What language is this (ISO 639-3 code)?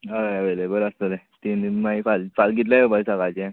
kok